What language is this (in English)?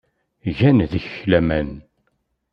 Kabyle